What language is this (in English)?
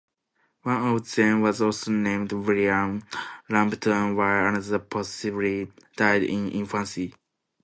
English